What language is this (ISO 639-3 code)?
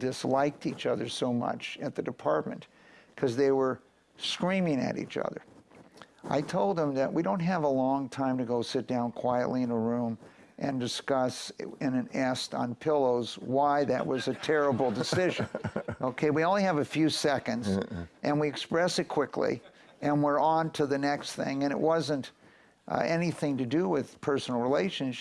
eng